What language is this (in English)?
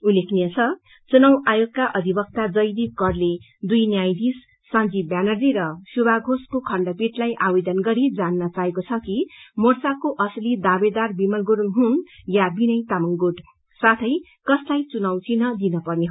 Nepali